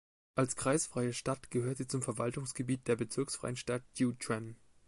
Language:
German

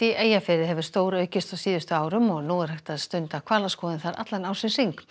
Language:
Icelandic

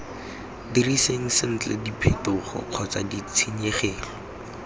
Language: Tswana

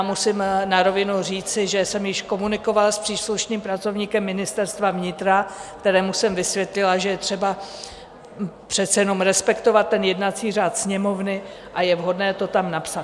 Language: Czech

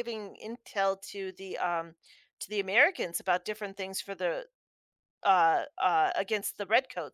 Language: English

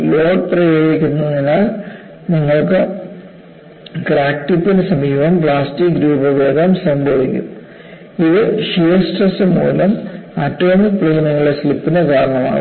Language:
Malayalam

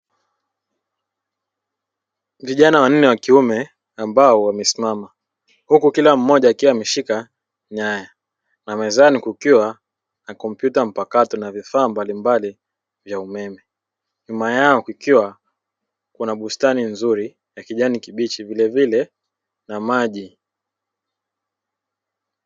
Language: Swahili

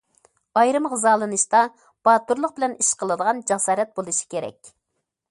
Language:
Uyghur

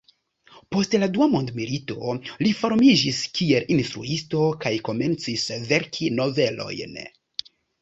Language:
Esperanto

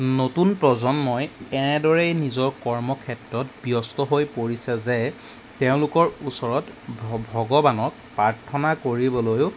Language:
Assamese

